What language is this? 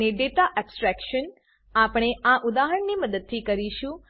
Gujarati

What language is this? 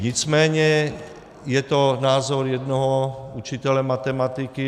Czech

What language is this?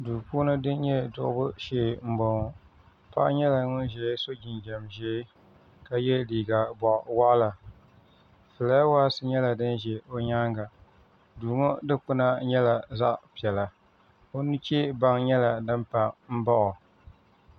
Dagbani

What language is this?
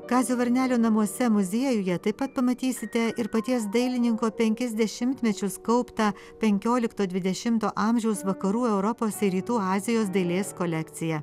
Lithuanian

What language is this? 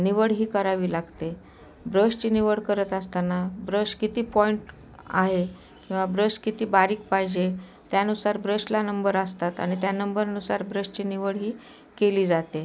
Marathi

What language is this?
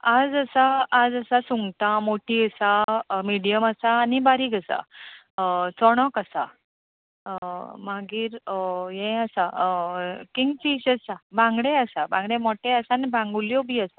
Konkani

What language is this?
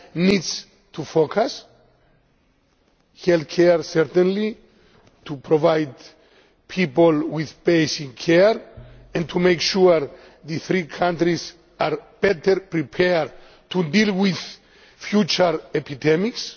English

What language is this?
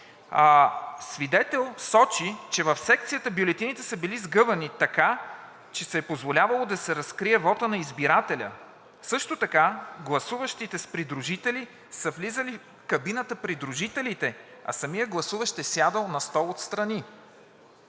Bulgarian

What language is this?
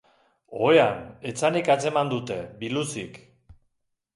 Basque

